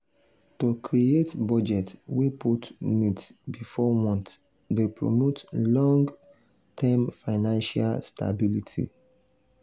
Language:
Nigerian Pidgin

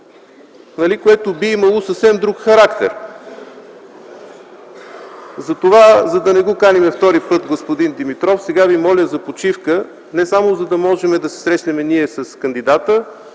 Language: Bulgarian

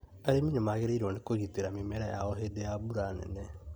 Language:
Kikuyu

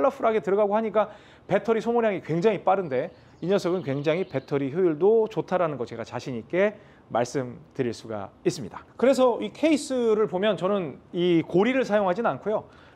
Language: Korean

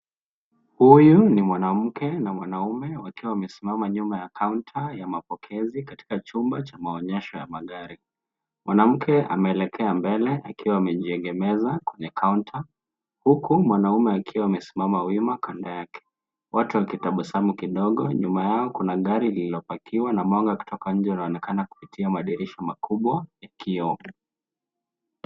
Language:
Swahili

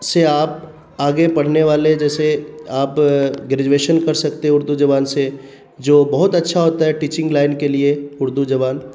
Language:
Urdu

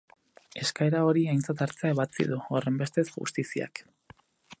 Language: Basque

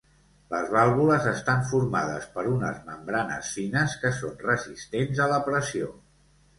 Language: Catalan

